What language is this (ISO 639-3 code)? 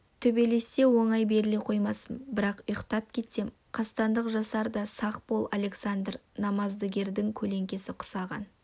kaz